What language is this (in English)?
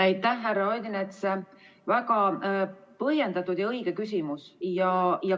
Estonian